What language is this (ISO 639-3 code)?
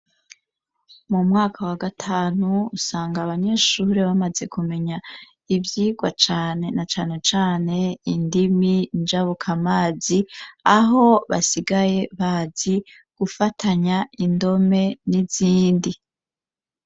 run